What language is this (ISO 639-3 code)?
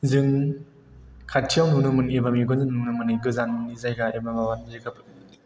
brx